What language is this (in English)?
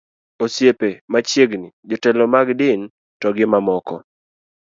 Luo (Kenya and Tanzania)